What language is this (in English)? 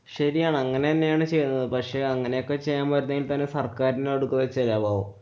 Malayalam